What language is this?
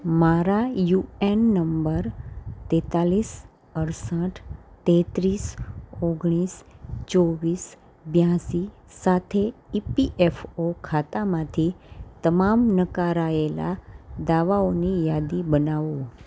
Gujarati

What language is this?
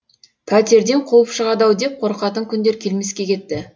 Kazakh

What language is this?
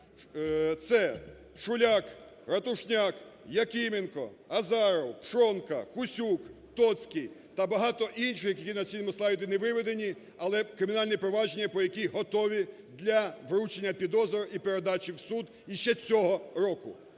Ukrainian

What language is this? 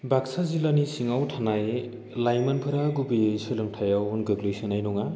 Bodo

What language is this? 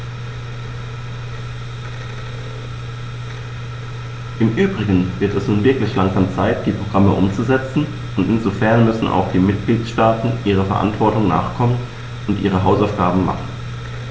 German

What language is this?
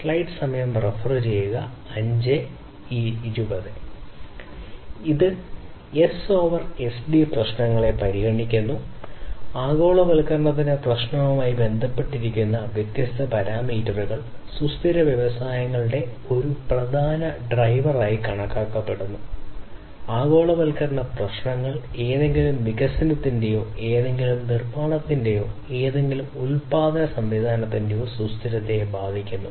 Malayalam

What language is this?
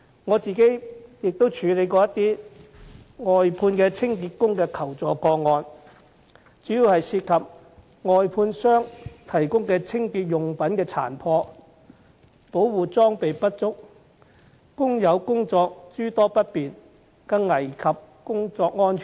Cantonese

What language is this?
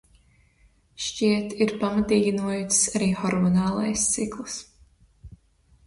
Latvian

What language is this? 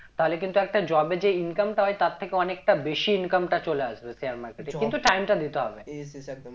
Bangla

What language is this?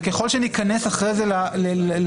Hebrew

